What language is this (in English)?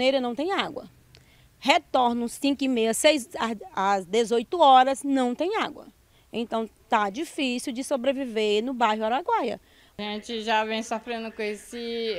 Portuguese